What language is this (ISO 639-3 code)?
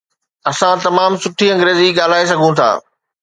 snd